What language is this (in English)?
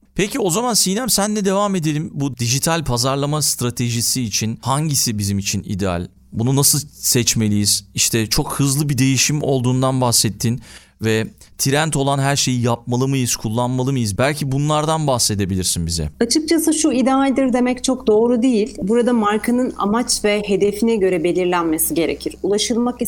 Turkish